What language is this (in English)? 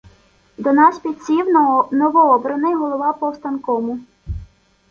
Ukrainian